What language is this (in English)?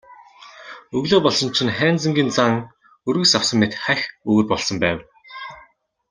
Mongolian